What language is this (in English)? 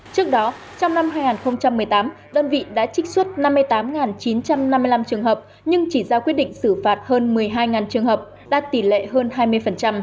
Vietnamese